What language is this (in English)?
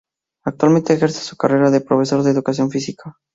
Spanish